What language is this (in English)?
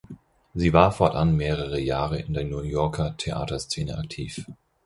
German